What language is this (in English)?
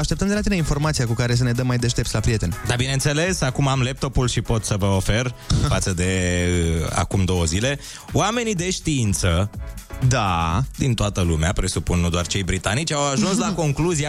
Romanian